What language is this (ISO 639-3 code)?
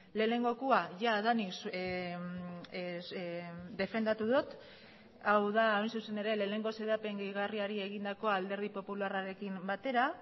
eus